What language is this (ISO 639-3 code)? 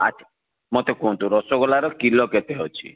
ori